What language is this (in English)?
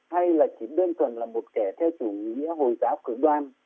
Vietnamese